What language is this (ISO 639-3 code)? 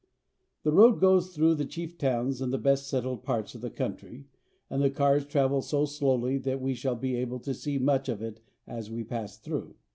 eng